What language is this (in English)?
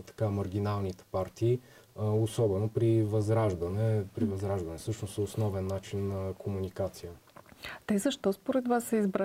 Bulgarian